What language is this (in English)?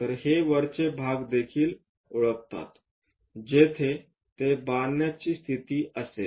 Marathi